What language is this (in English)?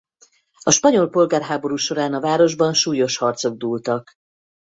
Hungarian